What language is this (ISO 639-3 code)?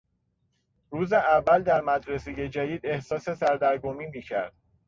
fas